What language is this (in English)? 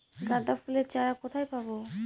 Bangla